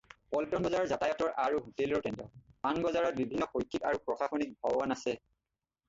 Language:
Assamese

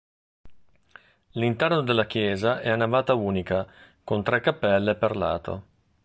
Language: Italian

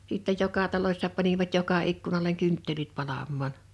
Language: Finnish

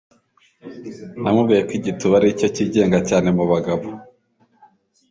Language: Kinyarwanda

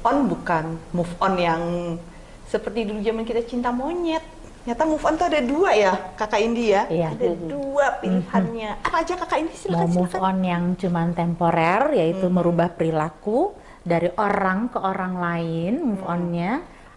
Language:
Indonesian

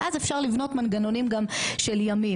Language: Hebrew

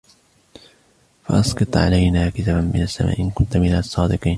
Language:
Arabic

